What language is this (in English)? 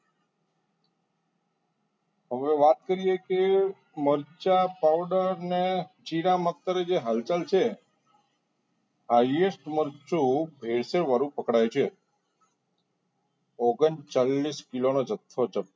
Gujarati